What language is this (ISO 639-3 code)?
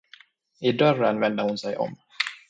swe